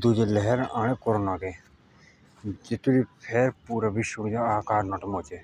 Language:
Jaunsari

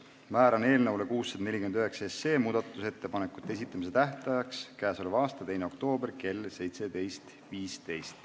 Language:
Estonian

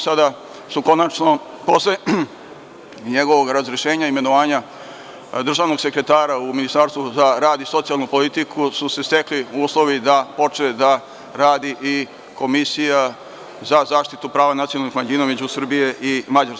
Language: Serbian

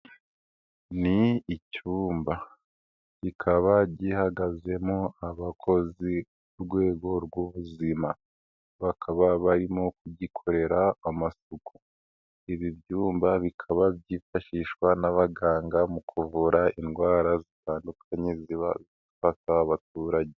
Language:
Kinyarwanda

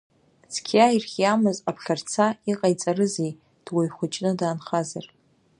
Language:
Abkhazian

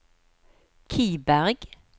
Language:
Norwegian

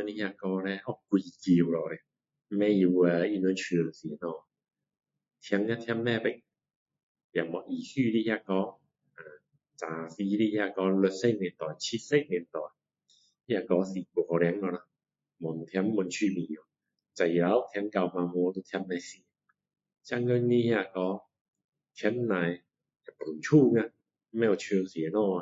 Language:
Min Dong Chinese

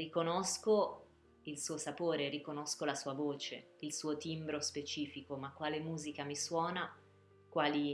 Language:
Italian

